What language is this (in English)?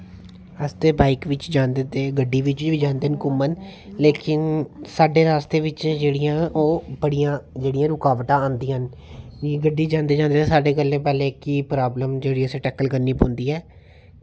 Dogri